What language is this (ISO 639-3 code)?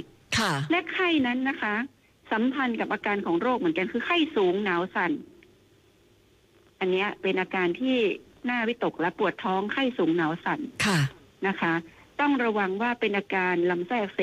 tha